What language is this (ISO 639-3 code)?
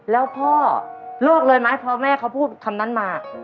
tha